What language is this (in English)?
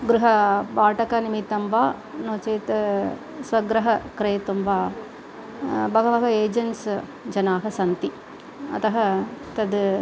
Sanskrit